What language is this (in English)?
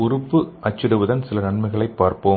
Tamil